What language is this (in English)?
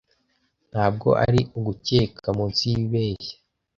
Kinyarwanda